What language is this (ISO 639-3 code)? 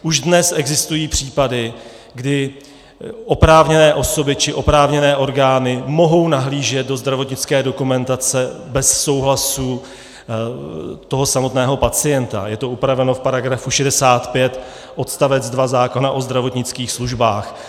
ces